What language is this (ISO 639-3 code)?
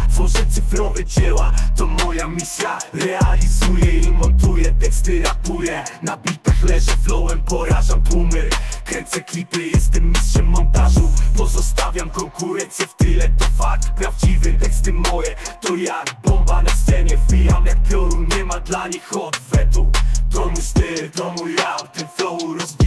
pol